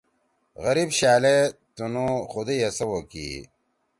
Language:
Torwali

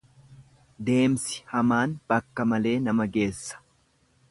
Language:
Oromo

